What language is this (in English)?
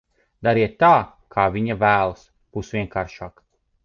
Latvian